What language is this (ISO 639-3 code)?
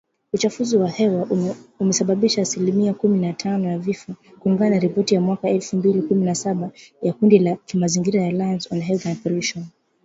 swa